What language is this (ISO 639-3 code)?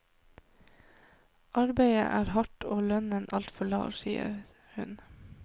nor